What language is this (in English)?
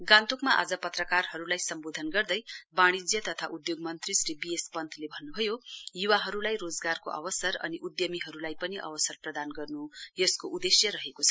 Nepali